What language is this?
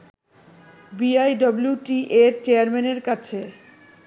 Bangla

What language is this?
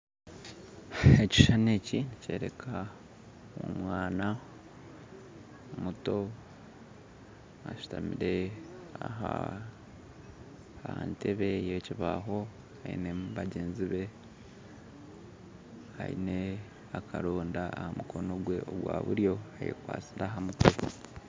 Nyankole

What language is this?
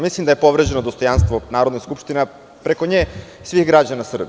Serbian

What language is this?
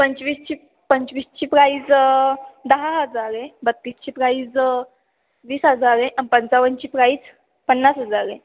Marathi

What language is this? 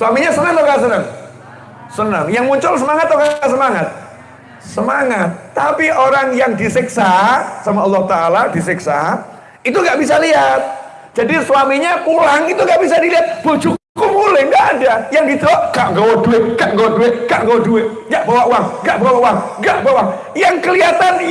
Indonesian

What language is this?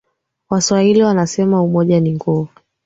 Swahili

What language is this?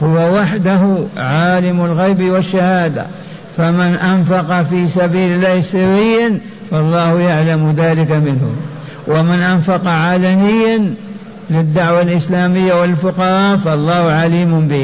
Arabic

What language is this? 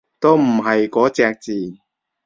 Cantonese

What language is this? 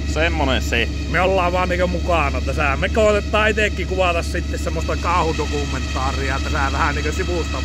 Finnish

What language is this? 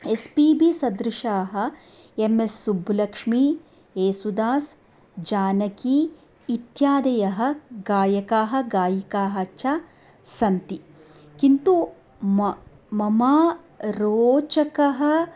Sanskrit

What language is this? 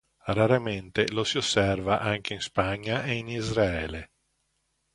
Italian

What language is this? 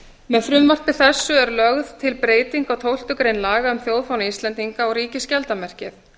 Icelandic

